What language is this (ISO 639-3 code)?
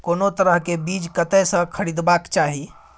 mai